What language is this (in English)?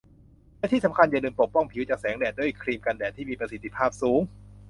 Thai